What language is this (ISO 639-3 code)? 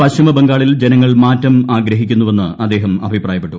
mal